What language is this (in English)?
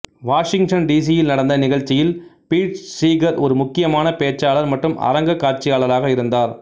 Tamil